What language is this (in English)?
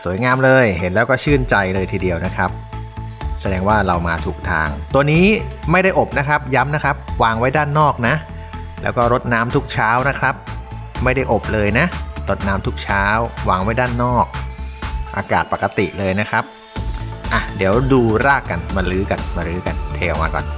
Thai